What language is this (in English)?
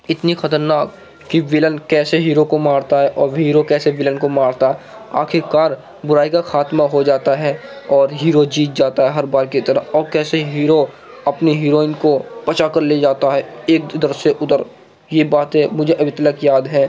Urdu